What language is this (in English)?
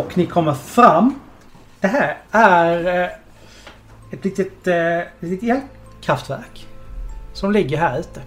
Swedish